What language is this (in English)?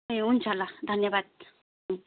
Nepali